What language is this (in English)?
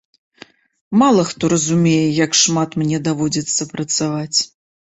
Belarusian